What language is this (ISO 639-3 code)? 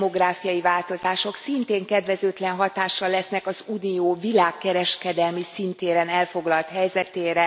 hun